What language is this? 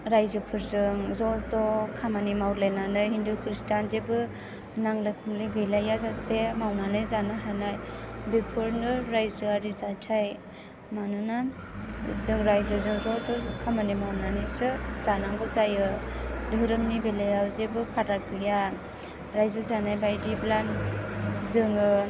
Bodo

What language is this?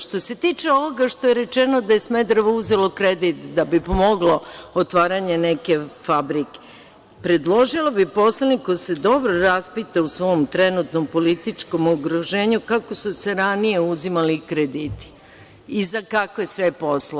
Serbian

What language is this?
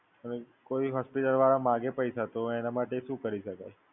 Gujarati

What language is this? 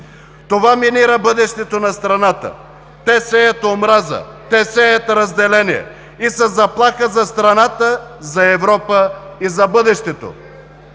Bulgarian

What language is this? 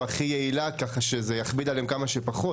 Hebrew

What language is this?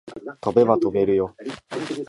Japanese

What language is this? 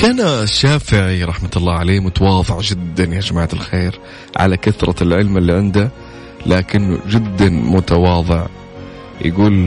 Arabic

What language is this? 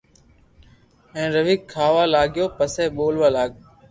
Loarki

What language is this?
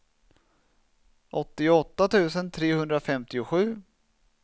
Swedish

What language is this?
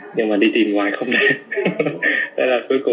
Vietnamese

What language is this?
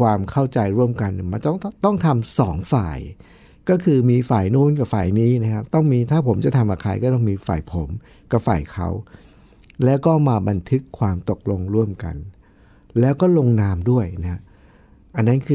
Thai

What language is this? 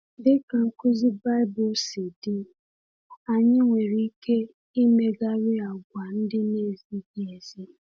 Igbo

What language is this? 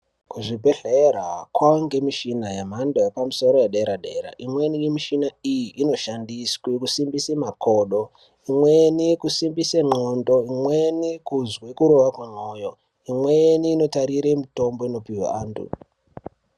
Ndau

